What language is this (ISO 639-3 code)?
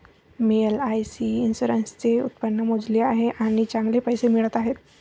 mar